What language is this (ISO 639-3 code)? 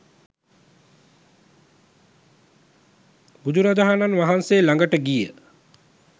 sin